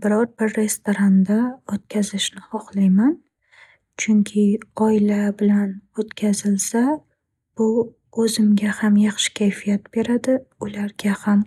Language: Uzbek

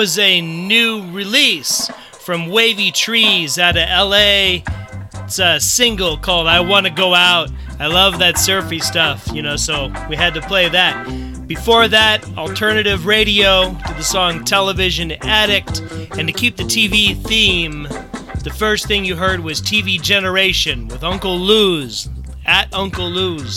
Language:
English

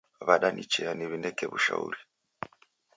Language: Taita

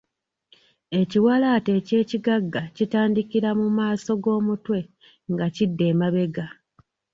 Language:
Ganda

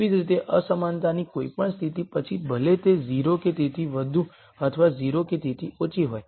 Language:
Gujarati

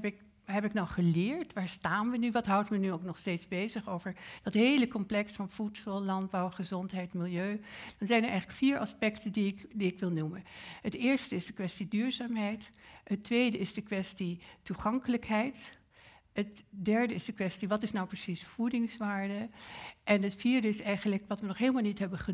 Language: Dutch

